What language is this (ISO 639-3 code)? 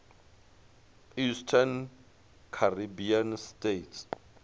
ven